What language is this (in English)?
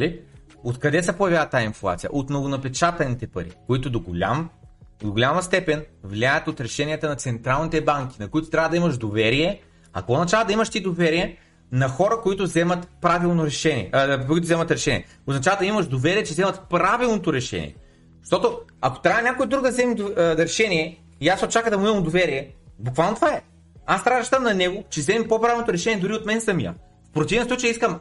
Bulgarian